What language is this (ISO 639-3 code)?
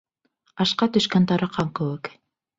bak